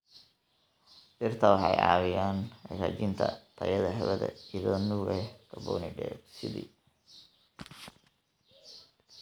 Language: Somali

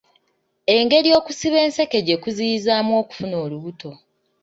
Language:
Ganda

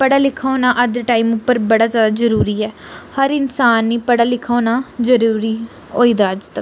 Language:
Dogri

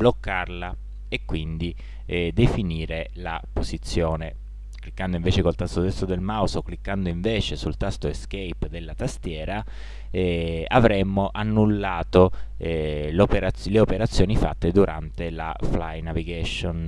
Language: Italian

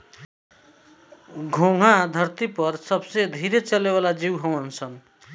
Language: Bhojpuri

